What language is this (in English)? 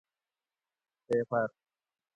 Gawri